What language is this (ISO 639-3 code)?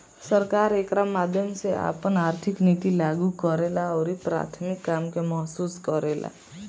bho